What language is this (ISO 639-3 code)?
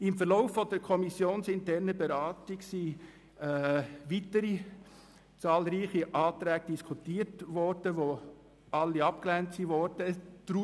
gsw